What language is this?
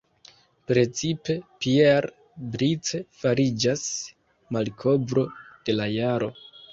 Esperanto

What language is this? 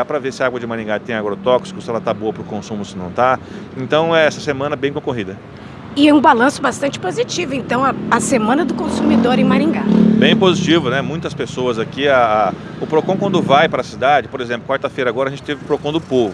Portuguese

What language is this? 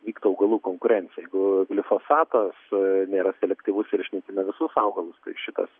Lithuanian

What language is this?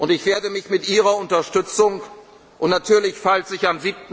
German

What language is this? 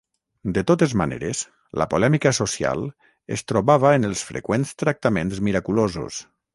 Catalan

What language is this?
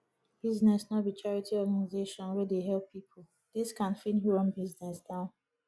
Nigerian Pidgin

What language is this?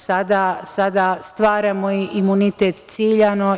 Serbian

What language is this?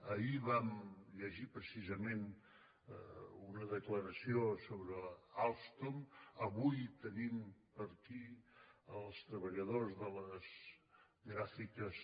Catalan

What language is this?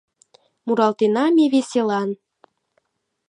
Mari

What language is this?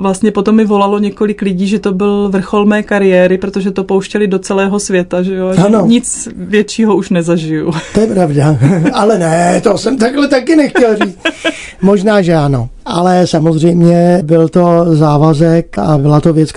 Czech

